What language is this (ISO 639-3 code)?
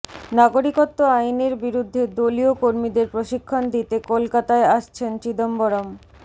ben